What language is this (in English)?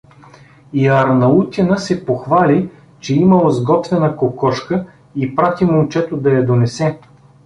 Bulgarian